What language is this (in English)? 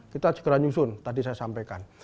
Indonesian